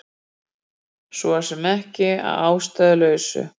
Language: Icelandic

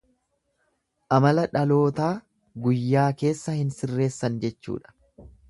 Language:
Oromo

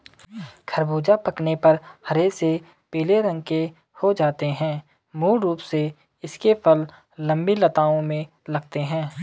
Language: Hindi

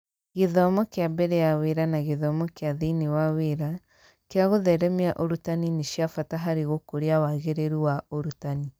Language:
Kikuyu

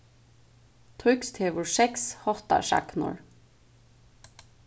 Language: Faroese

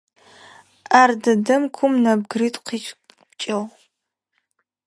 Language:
Adyghe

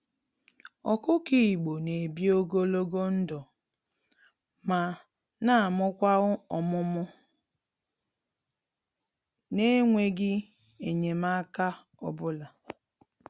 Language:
Igbo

